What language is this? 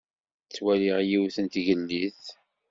Kabyle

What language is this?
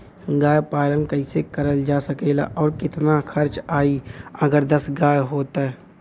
Bhojpuri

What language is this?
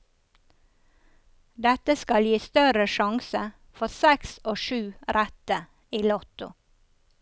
Norwegian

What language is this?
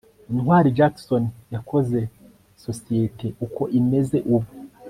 Kinyarwanda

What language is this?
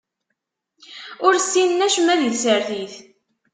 Kabyle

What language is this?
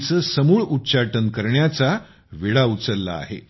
Marathi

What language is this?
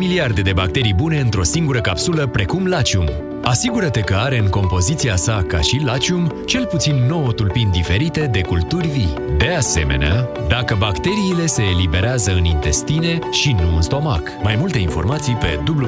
Romanian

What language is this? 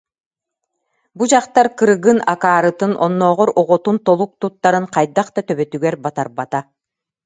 Yakut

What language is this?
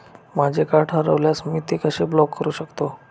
Marathi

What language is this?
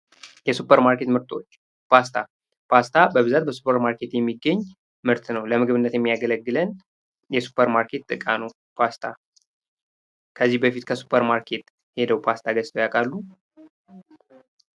Amharic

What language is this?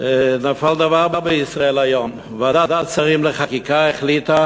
Hebrew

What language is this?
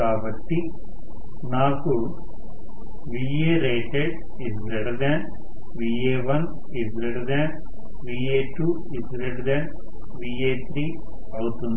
Telugu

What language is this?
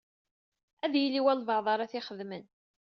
Kabyle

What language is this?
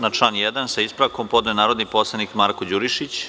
Serbian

